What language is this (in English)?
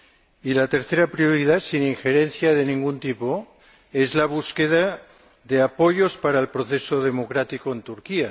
Spanish